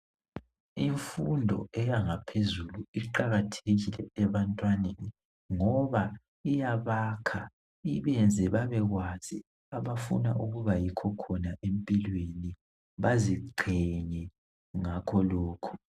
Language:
North Ndebele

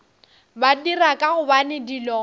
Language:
Northern Sotho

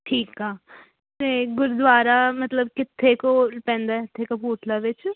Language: Punjabi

